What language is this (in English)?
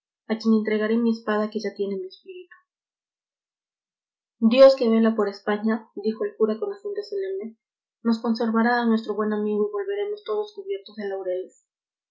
Spanish